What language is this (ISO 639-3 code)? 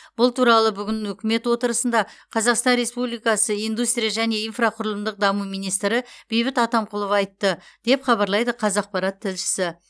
kaz